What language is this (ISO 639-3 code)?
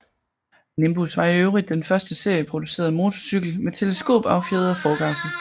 dan